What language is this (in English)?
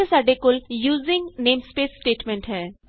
Punjabi